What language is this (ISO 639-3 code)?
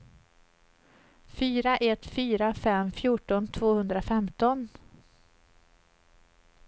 swe